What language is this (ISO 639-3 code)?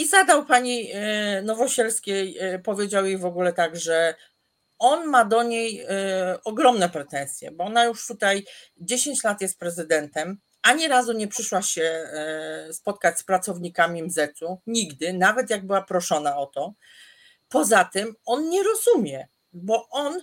pol